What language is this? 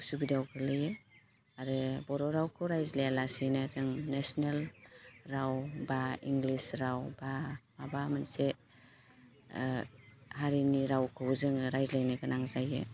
Bodo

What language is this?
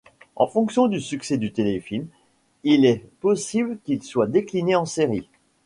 French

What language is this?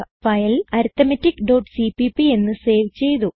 Malayalam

